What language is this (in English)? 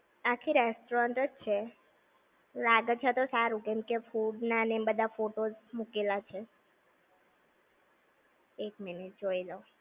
Gujarati